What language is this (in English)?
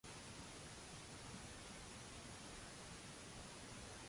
Maltese